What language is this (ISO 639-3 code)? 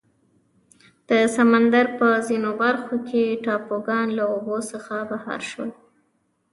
pus